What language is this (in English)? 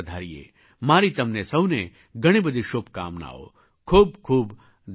Gujarati